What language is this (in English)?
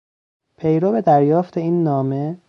Persian